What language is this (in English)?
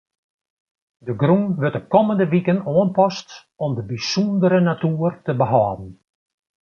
Western Frisian